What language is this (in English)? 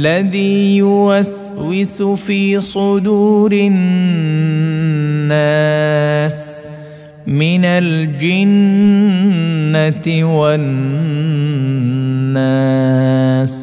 Arabic